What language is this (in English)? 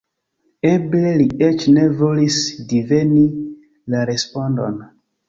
Esperanto